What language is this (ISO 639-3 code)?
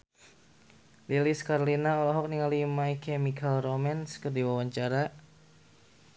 sun